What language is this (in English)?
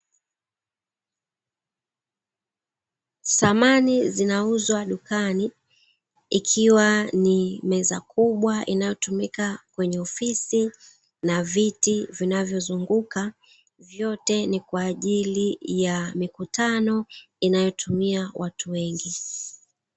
Swahili